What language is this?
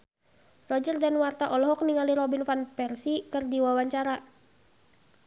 Sundanese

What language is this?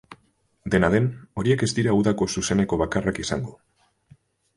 Basque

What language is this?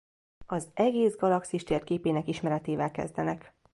Hungarian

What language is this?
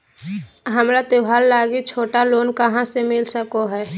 Magahi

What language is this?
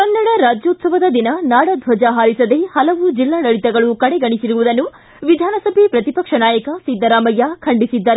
Kannada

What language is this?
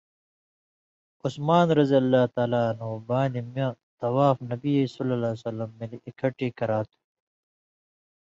Indus Kohistani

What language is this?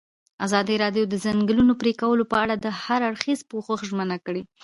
Pashto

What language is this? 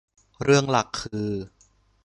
Thai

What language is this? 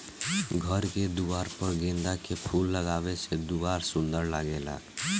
Bhojpuri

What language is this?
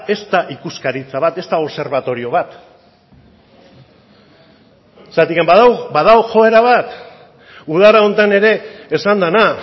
Basque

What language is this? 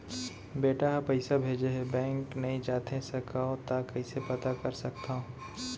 Chhattisgarhi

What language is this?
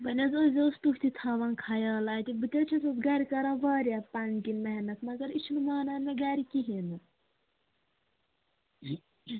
Kashmiri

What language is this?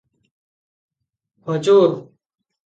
Odia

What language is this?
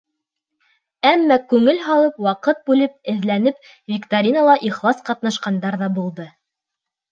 Bashkir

